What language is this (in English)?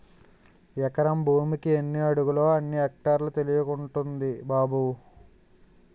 Telugu